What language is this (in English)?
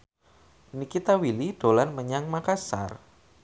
Javanese